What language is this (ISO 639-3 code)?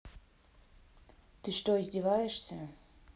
rus